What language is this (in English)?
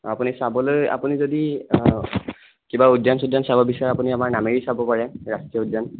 Assamese